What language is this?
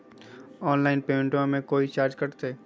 Magahi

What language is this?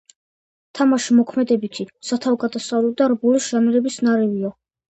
Georgian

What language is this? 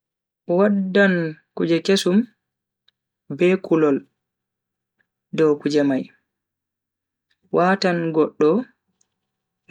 Bagirmi Fulfulde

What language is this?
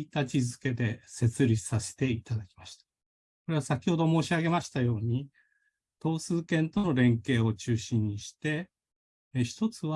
Japanese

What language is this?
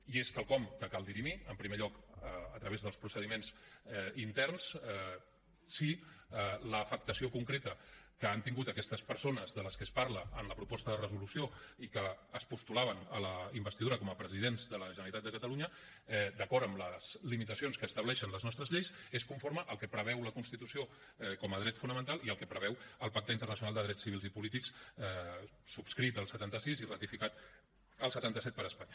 Catalan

